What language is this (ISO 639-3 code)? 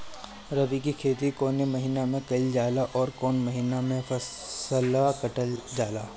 bho